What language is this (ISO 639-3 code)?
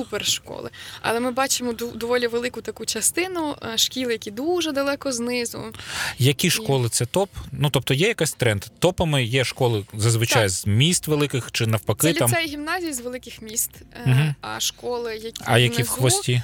ukr